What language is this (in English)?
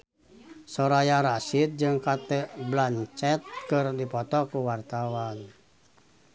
Sundanese